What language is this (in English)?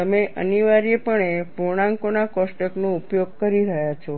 Gujarati